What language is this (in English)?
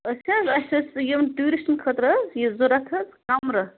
Kashmiri